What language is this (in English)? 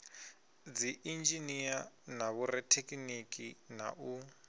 Venda